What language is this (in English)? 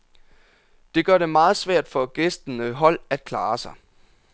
Danish